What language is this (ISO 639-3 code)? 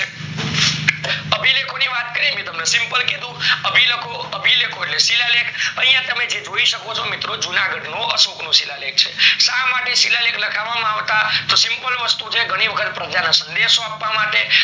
guj